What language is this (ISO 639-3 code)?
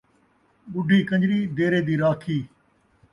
skr